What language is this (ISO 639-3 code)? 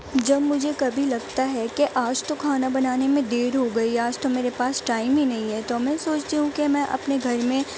urd